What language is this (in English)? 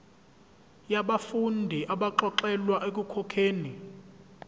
Zulu